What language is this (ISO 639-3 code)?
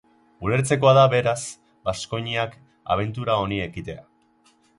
eus